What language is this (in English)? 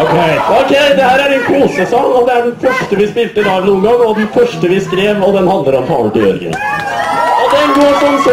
Norwegian